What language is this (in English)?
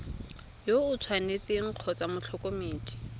Tswana